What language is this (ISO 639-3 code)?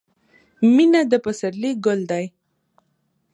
pus